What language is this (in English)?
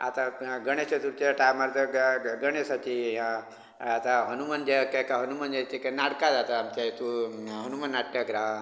Konkani